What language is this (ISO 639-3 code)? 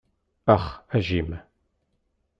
kab